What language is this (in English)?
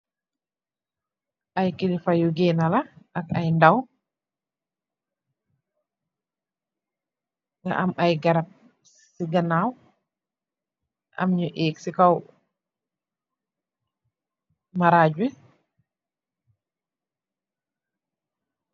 Wolof